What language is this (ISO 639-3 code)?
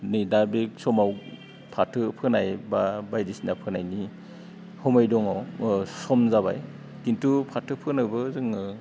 brx